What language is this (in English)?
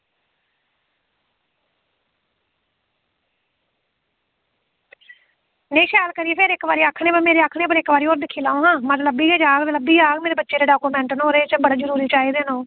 Dogri